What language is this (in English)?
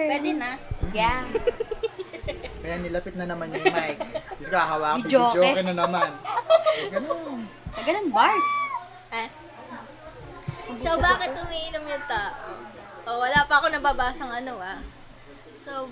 Filipino